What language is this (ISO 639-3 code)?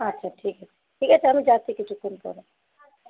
ben